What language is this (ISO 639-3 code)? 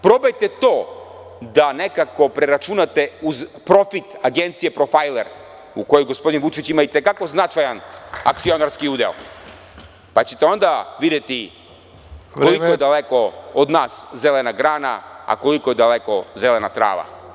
srp